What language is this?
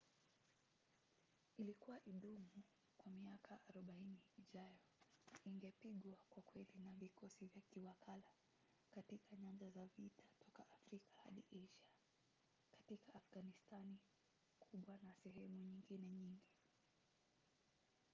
Swahili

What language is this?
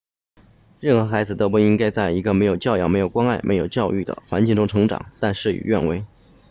Chinese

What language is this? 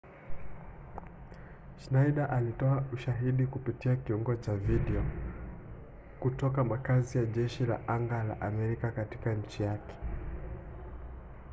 Swahili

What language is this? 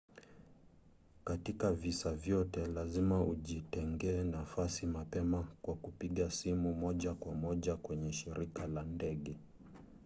Swahili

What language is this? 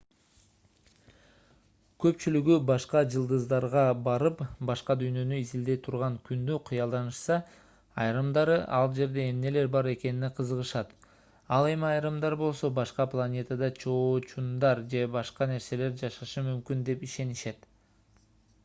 Kyrgyz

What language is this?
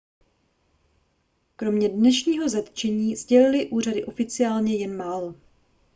Czech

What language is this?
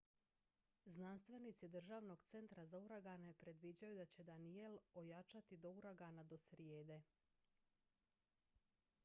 Croatian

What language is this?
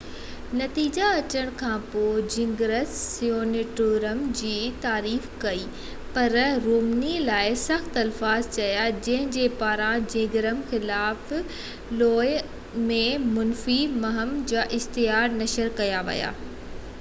Sindhi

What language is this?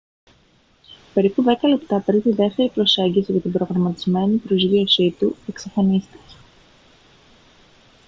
Greek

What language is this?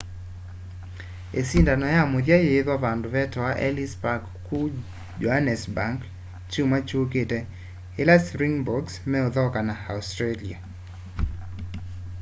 Kamba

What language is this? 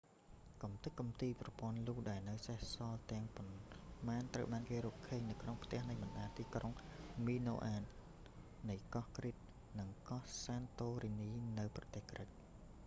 Khmer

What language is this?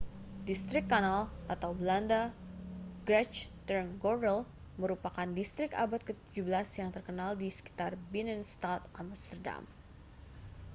Indonesian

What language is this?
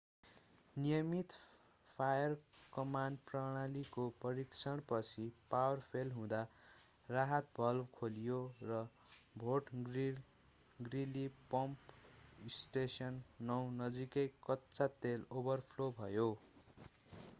Nepali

